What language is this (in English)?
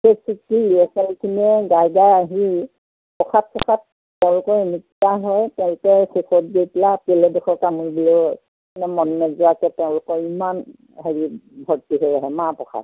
Assamese